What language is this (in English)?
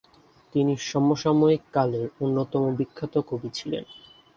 Bangla